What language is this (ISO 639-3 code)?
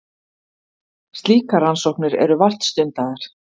isl